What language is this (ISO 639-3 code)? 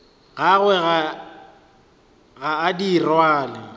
nso